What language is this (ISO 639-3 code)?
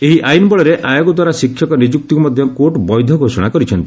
ori